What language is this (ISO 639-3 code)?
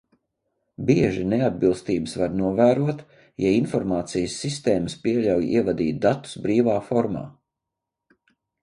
lav